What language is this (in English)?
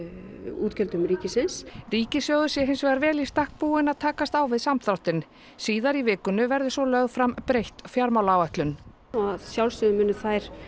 Icelandic